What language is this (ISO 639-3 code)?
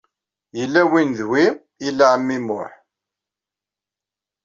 kab